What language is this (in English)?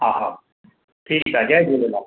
Sindhi